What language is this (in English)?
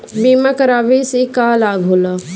Bhojpuri